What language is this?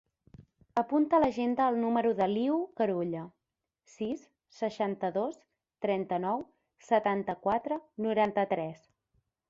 Catalan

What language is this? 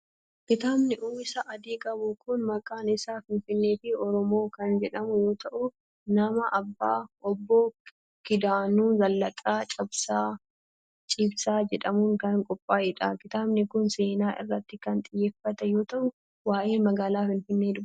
Oromo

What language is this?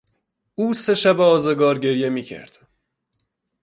Persian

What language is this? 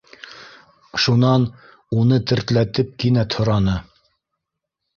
Bashkir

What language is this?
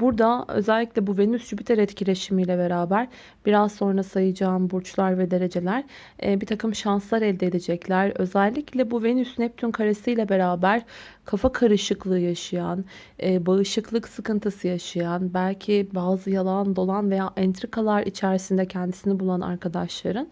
Turkish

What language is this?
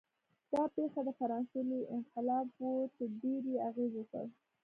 Pashto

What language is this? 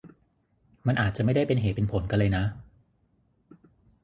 Thai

